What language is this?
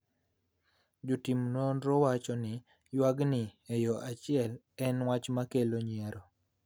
Luo (Kenya and Tanzania)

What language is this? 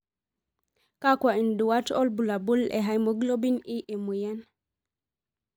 Masai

